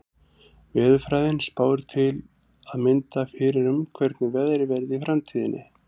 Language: Icelandic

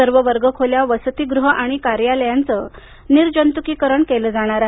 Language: Marathi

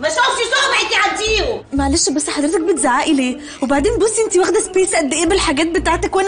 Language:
Arabic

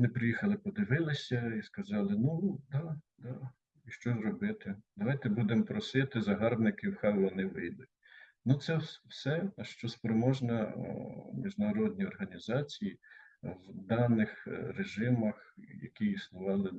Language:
Ukrainian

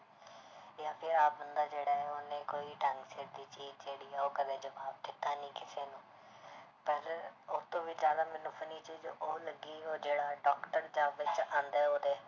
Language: Punjabi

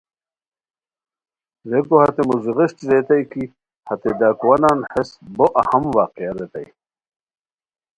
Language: Khowar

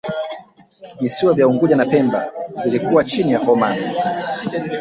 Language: Swahili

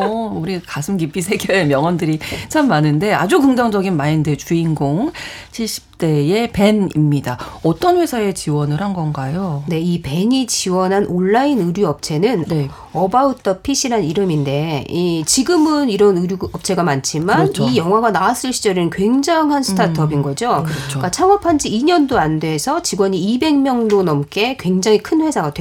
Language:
Korean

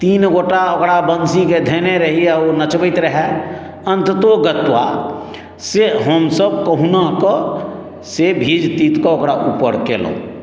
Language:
Maithili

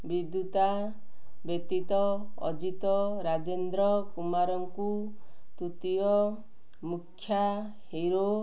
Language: Odia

